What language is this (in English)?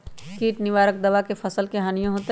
Magahi